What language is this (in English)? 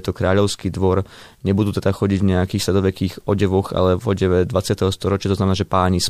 Slovak